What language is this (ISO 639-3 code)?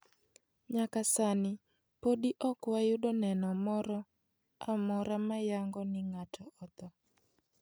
luo